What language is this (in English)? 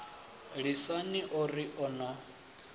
Venda